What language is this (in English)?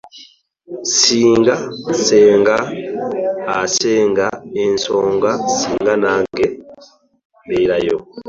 Ganda